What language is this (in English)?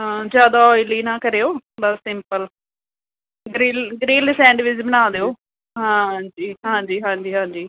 Punjabi